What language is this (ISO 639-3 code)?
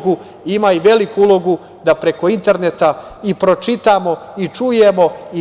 srp